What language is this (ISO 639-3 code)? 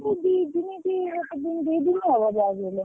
ori